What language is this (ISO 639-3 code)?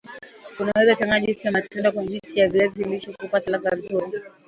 swa